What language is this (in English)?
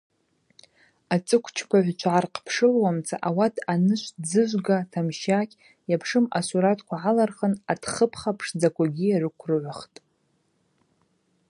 Abaza